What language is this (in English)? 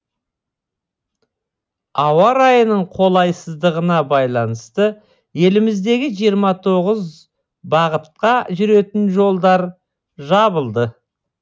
Kazakh